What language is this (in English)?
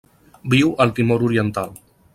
Catalan